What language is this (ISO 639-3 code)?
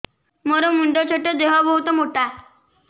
ori